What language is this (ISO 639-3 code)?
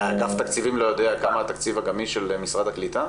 heb